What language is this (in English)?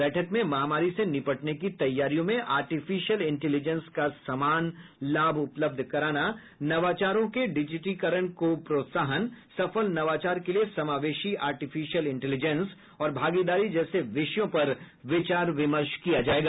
Hindi